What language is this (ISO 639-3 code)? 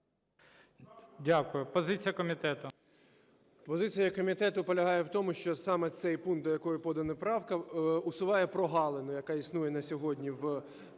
ukr